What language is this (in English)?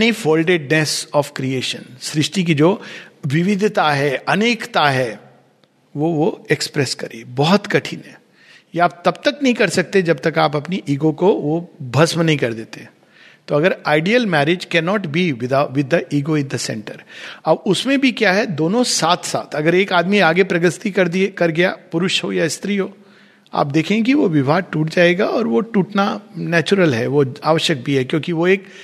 Hindi